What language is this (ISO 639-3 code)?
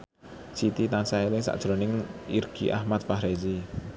jav